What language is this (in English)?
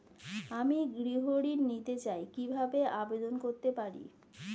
Bangla